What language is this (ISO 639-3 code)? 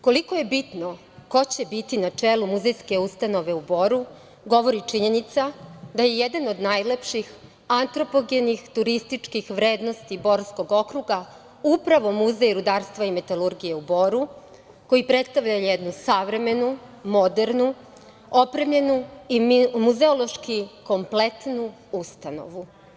srp